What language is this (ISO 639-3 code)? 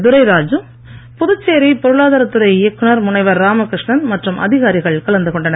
tam